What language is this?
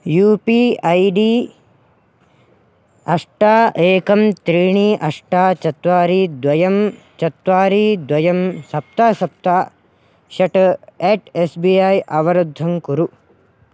Sanskrit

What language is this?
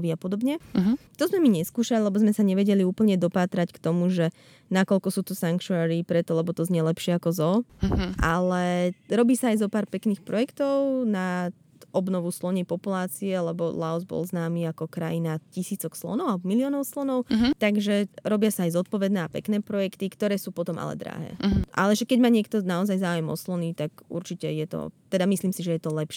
Slovak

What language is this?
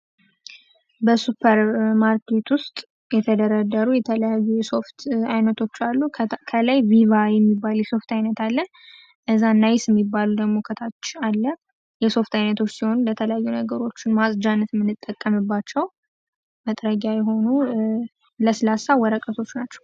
Amharic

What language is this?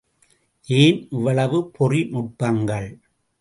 Tamil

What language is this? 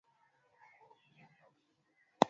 Swahili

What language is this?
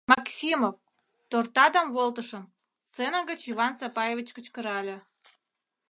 Mari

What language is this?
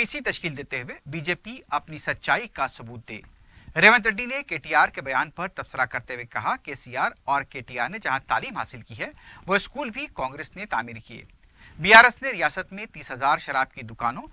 Hindi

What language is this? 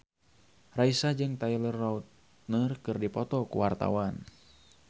Sundanese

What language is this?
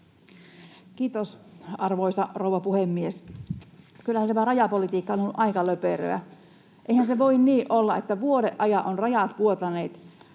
Finnish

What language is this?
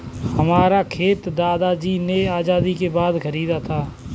Hindi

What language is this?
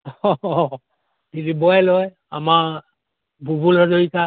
Assamese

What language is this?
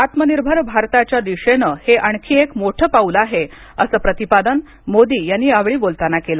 Marathi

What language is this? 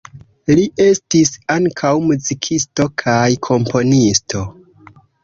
Esperanto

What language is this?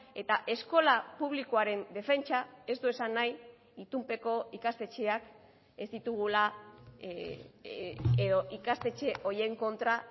Basque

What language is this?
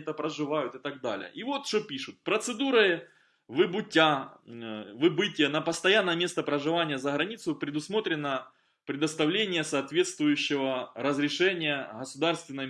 Russian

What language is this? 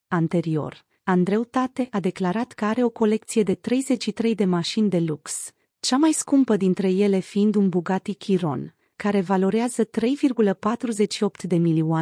Romanian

